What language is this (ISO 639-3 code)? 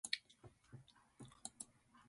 jpn